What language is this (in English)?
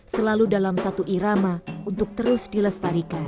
Indonesian